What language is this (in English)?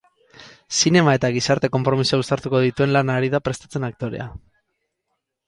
Basque